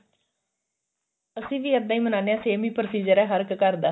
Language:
Punjabi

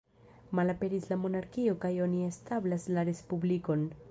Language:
Esperanto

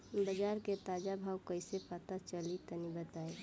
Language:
Bhojpuri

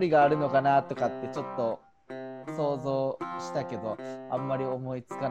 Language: Japanese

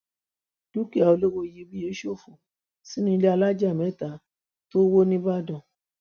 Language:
Yoruba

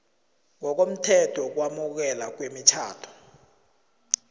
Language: South Ndebele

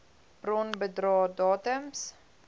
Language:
Afrikaans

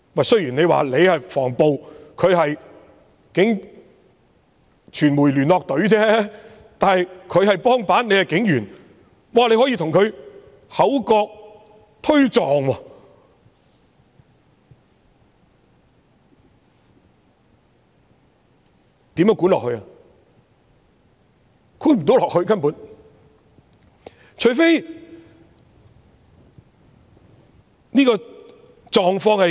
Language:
Cantonese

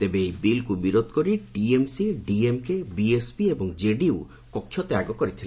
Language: Odia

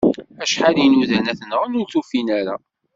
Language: Kabyle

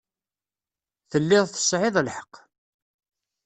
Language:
Kabyle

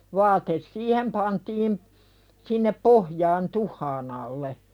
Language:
Finnish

